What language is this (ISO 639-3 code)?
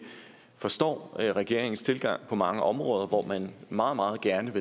dan